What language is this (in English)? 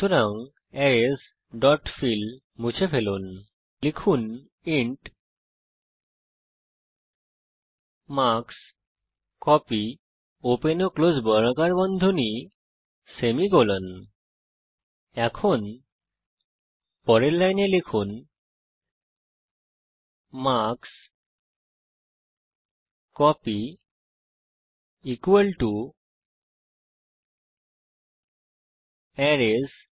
Bangla